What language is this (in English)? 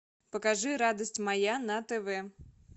Russian